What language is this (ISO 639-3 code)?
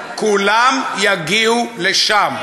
heb